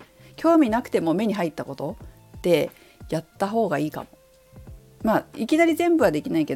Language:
Japanese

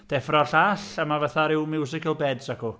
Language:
Welsh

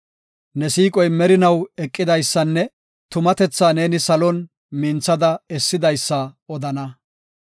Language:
Gofa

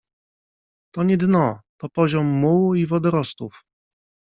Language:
Polish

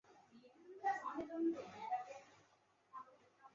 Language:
Chinese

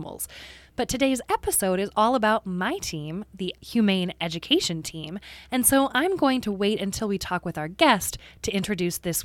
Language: English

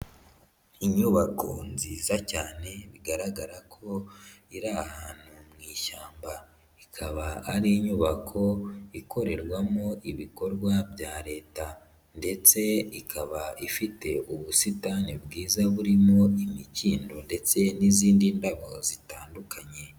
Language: Kinyarwanda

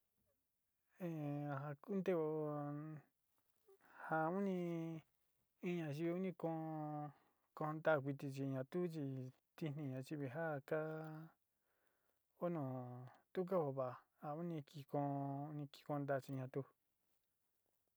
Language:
Sinicahua Mixtec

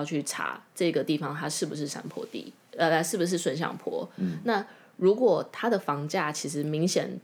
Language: Chinese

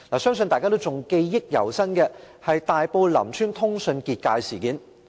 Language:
Cantonese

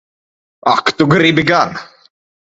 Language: Latvian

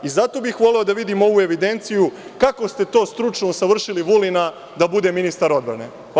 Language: Serbian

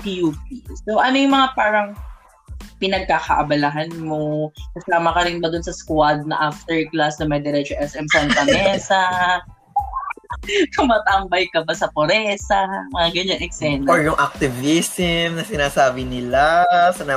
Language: Filipino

